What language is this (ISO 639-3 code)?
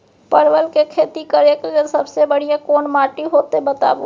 mai